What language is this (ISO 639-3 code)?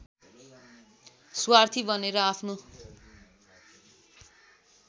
nep